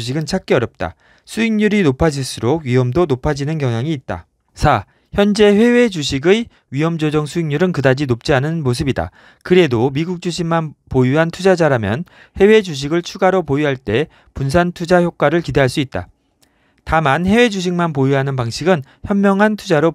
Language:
Korean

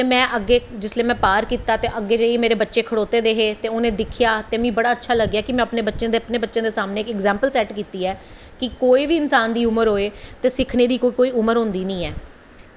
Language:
Dogri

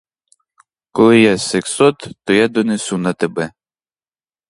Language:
Ukrainian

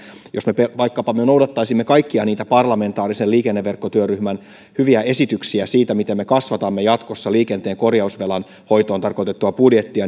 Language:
Finnish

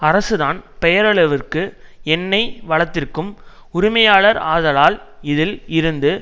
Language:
Tamil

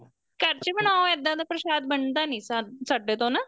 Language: Punjabi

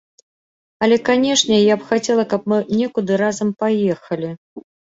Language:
Belarusian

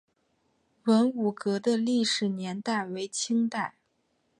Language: Chinese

